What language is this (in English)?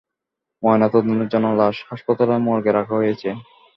Bangla